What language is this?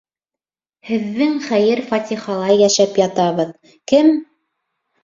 Bashkir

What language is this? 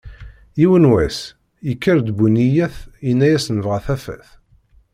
Kabyle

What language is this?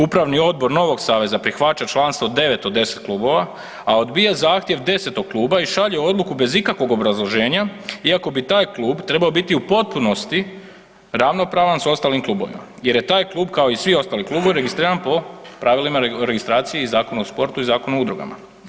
Croatian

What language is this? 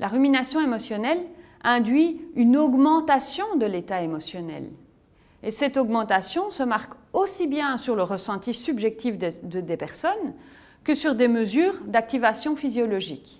French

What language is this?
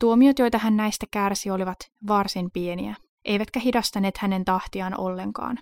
Finnish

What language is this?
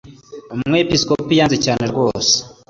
Kinyarwanda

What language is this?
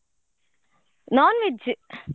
Kannada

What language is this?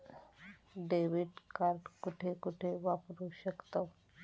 Marathi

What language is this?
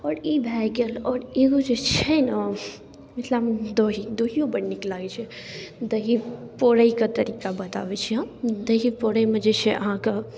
Maithili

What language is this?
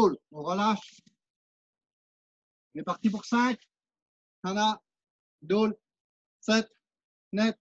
French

